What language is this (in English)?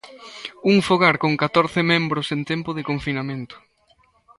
Galician